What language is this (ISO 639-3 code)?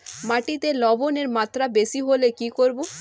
ben